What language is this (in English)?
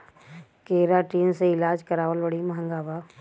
Bhojpuri